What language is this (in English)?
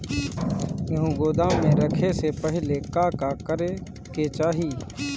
Bhojpuri